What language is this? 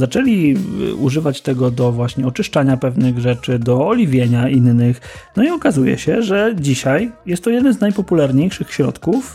Polish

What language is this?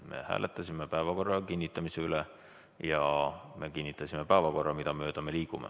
Estonian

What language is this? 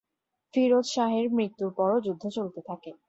Bangla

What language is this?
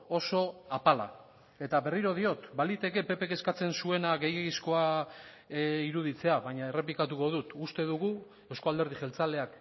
Basque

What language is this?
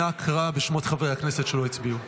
Hebrew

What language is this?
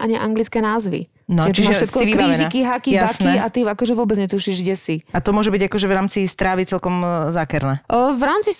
Slovak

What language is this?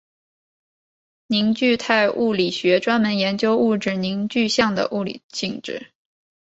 Chinese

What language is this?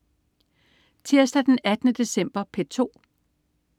Danish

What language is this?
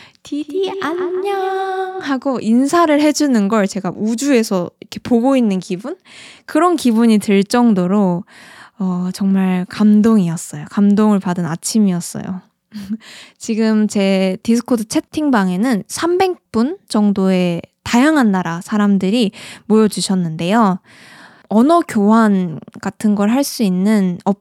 Korean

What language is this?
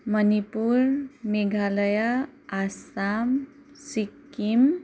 Nepali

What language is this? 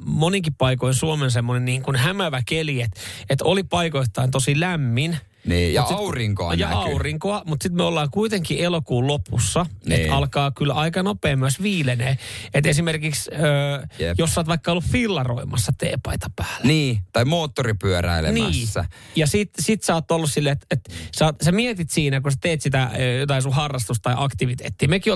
Finnish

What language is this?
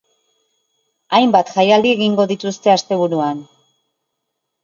Basque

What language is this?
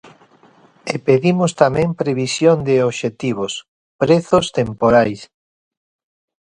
Galician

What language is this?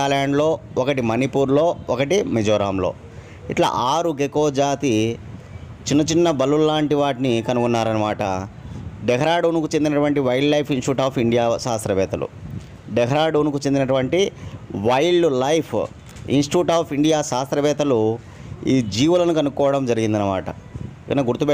Telugu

